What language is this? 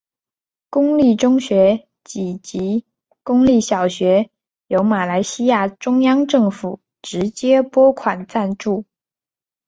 Chinese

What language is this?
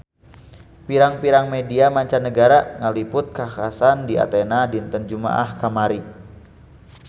Sundanese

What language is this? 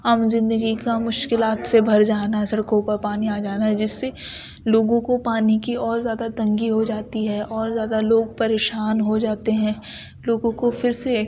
Urdu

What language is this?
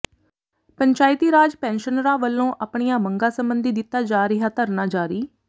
Punjabi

